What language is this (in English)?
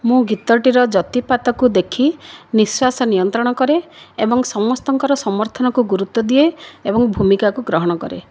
Odia